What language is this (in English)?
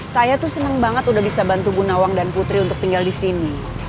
Indonesian